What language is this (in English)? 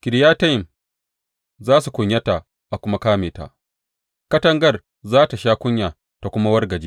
Hausa